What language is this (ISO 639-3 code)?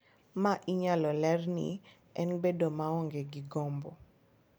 luo